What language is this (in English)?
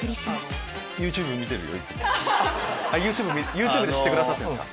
Japanese